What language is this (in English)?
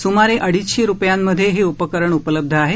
Marathi